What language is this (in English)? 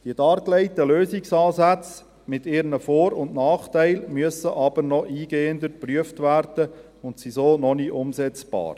Swiss German